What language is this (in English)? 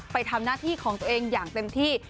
Thai